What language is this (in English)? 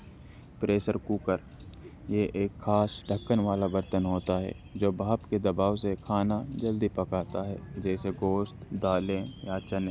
Urdu